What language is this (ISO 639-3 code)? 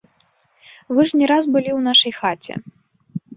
bel